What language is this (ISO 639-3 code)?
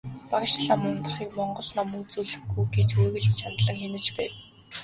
mon